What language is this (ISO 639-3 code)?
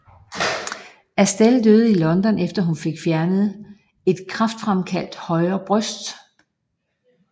dan